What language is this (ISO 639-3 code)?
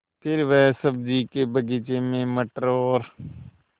hin